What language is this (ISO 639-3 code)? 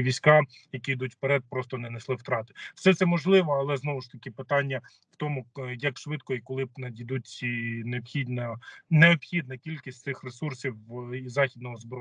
ukr